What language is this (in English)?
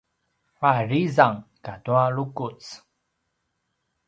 Paiwan